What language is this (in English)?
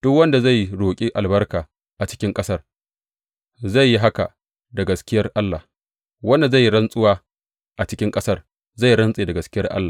Hausa